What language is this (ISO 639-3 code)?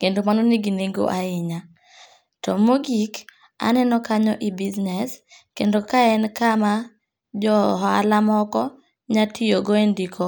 luo